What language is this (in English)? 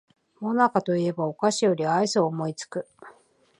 Japanese